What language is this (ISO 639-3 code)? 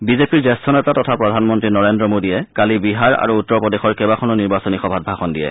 asm